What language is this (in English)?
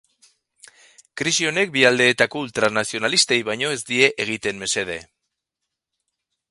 Basque